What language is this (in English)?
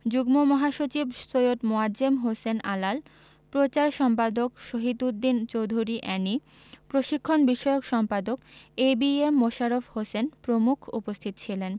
Bangla